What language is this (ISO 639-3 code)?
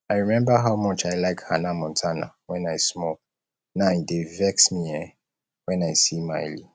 pcm